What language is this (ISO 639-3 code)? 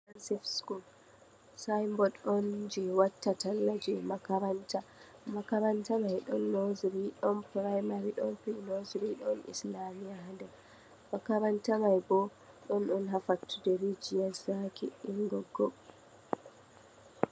ful